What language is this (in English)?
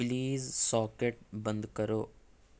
Urdu